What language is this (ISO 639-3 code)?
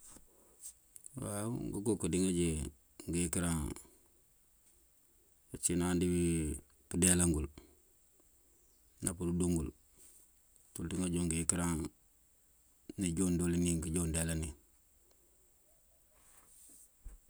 mfv